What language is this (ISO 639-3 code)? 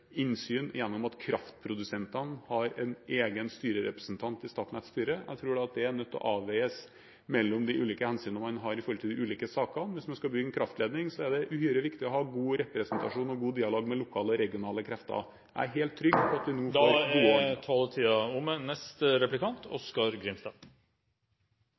nor